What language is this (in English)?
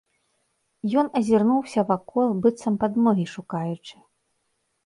Belarusian